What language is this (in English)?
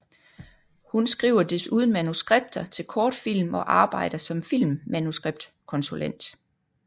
Danish